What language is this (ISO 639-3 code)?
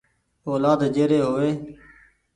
gig